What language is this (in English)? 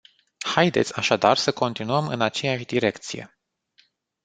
Romanian